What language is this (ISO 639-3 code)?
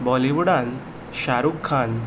kok